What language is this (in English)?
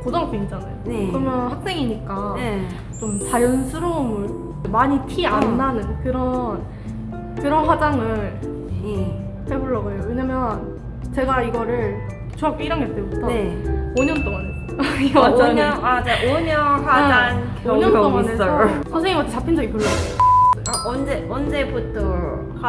Korean